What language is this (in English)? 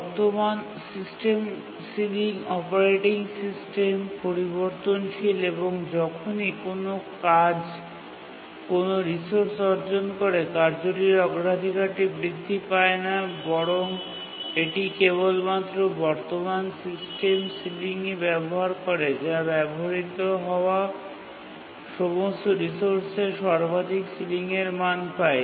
Bangla